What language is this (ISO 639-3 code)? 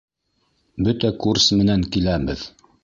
bak